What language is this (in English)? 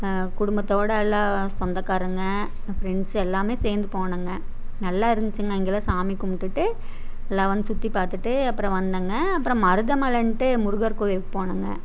Tamil